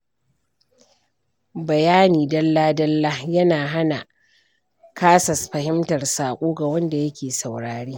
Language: Hausa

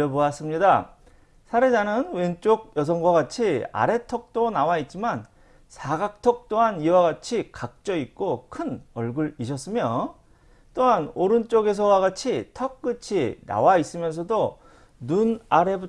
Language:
Korean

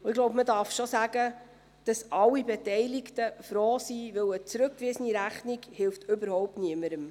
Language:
Swiss German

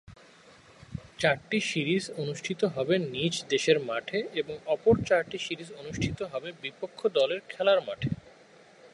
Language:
Bangla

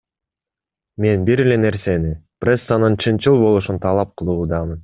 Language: Kyrgyz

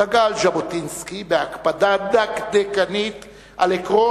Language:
Hebrew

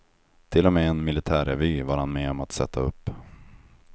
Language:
Swedish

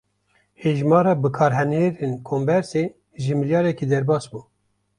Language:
Kurdish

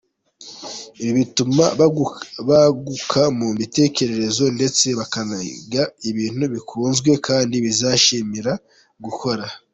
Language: Kinyarwanda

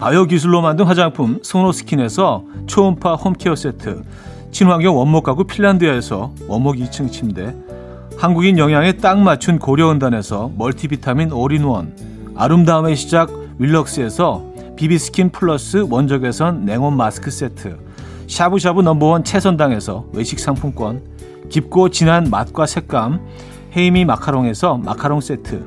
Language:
Korean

